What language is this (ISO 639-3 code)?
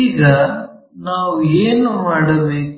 kan